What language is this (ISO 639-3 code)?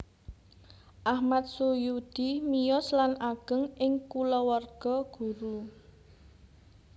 jav